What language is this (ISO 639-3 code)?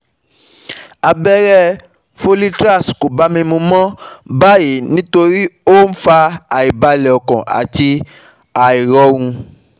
yor